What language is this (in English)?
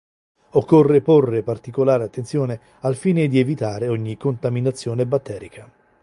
Italian